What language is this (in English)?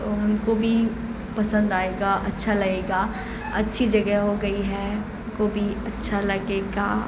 Urdu